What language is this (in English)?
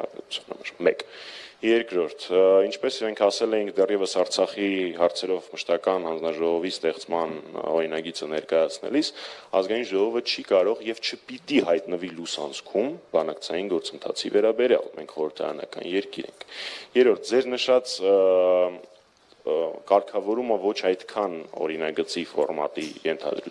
Dutch